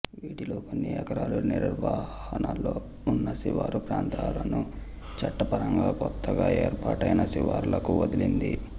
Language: Telugu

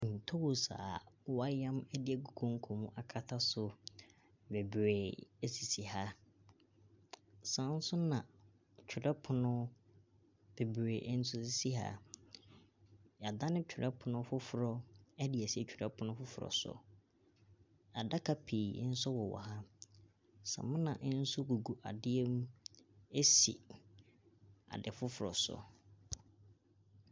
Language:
Akan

